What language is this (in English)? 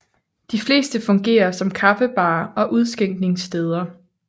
Danish